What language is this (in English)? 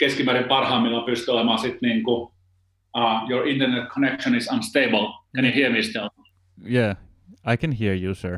Finnish